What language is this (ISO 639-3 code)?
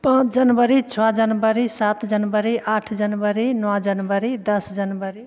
mai